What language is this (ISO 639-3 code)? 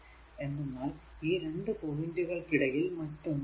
mal